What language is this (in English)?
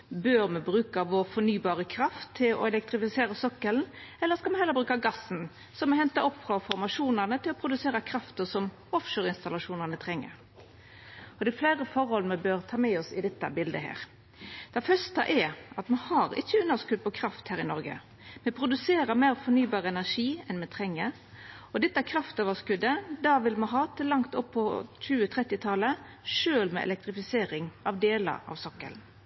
Norwegian Nynorsk